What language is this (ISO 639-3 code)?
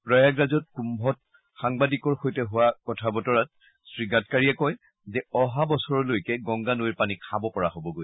asm